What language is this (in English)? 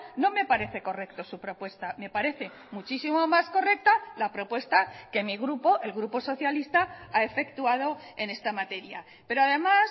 Spanish